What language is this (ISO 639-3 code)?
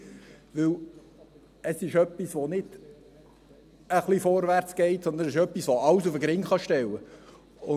gsw